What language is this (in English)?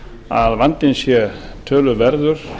Icelandic